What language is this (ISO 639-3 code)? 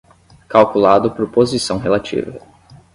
por